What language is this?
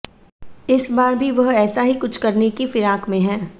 Hindi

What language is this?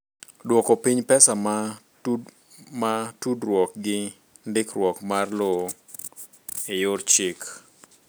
Luo (Kenya and Tanzania)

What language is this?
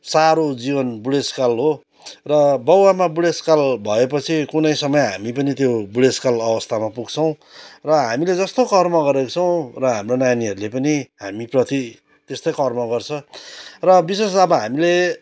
Nepali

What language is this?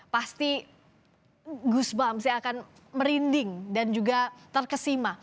Indonesian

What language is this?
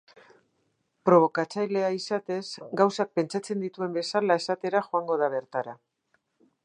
Basque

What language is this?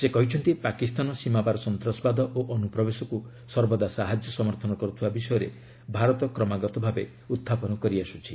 Odia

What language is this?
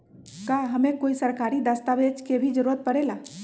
Magahi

